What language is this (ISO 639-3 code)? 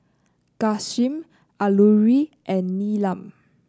eng